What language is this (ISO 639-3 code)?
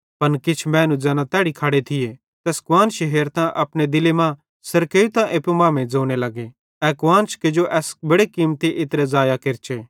bhd